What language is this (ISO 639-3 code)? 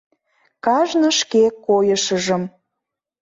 chm